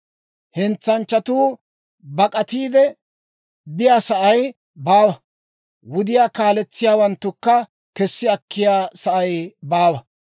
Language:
Dawro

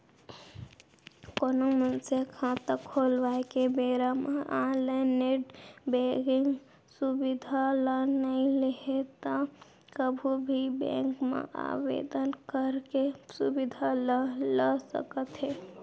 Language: Chhattisgarhi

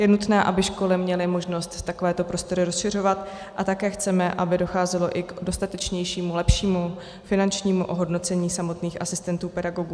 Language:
Czech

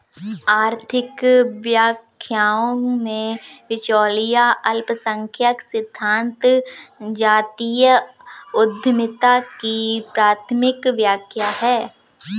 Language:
Hindi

